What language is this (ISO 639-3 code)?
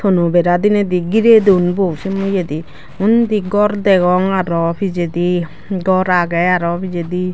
ccp